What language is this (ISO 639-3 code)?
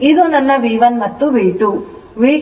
kan